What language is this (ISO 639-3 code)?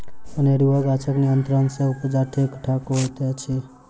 mai